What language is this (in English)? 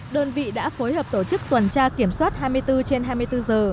Vietnamese